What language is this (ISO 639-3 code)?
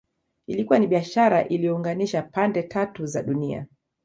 swa